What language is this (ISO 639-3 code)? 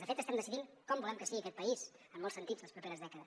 cat